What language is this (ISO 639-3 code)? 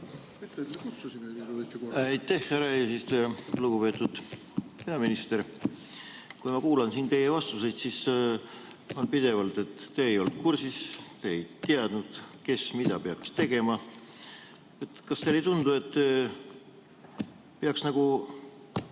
est